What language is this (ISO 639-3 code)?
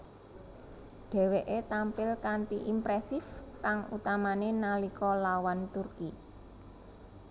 jav